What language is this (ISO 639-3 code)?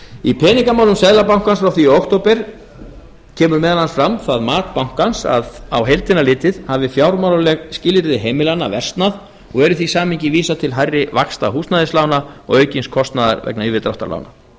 isl